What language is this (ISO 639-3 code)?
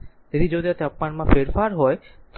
guj